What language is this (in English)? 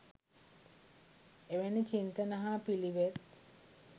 Sinhala